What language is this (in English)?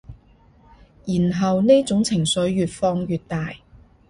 Cantonese